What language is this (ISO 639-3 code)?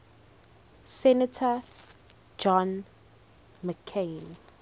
eng